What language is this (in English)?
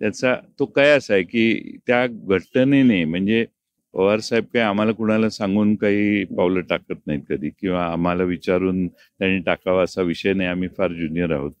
Marathi